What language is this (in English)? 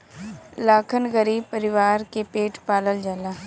Bhojpuri